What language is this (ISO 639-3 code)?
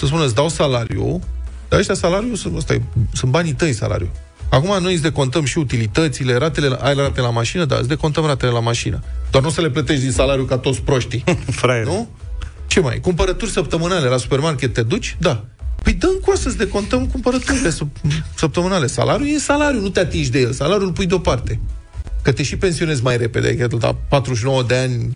ron